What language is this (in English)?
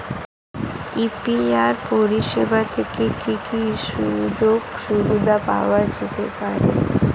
Bangla